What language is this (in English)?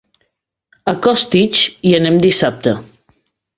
Catalan